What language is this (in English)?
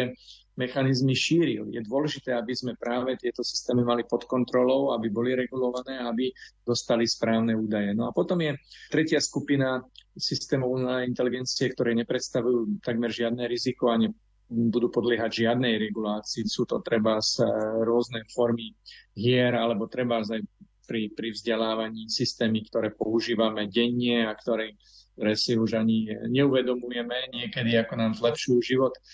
Slovak